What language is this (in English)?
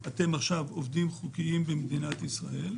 Hebrew